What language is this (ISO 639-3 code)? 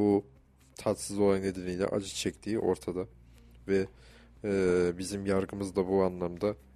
tur